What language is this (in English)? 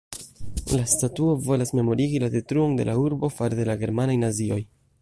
Esperanto